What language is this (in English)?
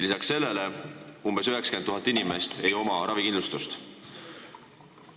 Estonian